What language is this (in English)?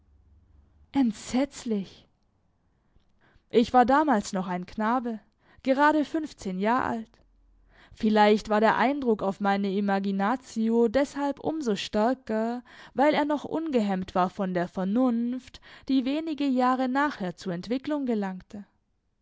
German